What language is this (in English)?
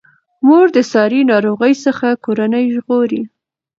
Pashto